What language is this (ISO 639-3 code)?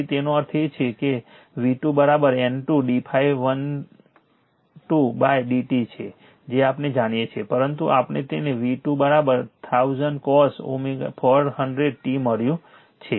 guj